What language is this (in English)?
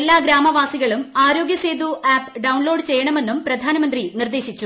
Malayalam